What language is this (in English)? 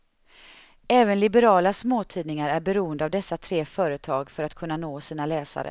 Swedish